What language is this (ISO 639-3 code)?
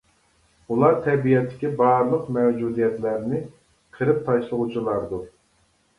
uig